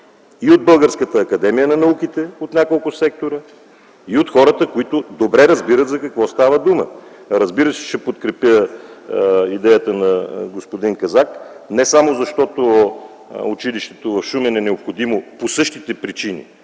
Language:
Bulgarian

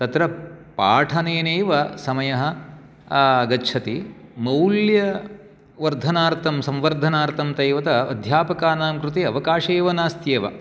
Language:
Sanskrit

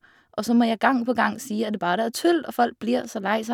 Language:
Norwegian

